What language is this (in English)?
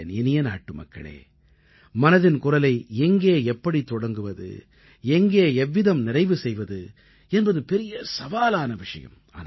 Tamil